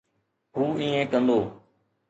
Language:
Sindhi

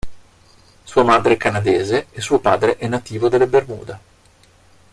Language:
Italian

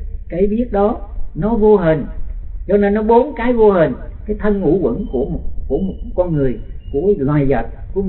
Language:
Vietnamese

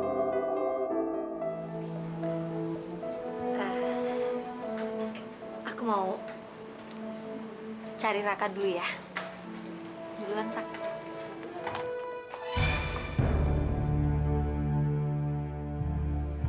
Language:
Indonesian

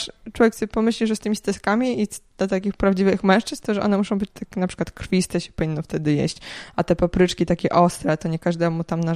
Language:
Polish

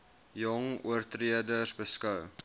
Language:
Afrikaans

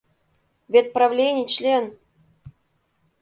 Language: Mari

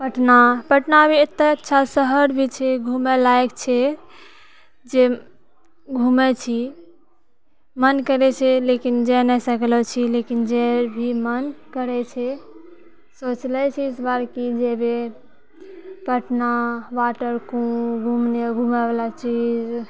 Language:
Maithili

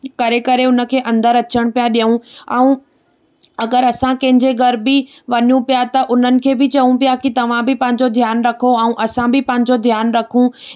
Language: Sindhi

